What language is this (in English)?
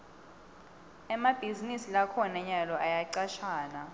Swati